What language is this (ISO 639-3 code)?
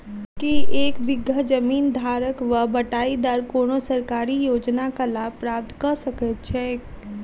mai